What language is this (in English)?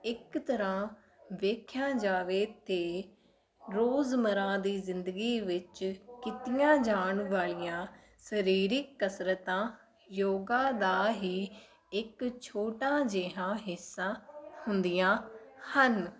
Punjabi